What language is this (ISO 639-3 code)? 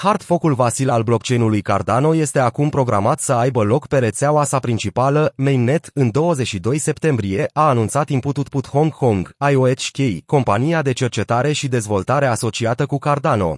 ron